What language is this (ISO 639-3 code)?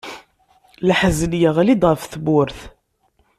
kab